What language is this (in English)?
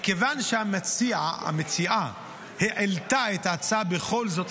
Hebrew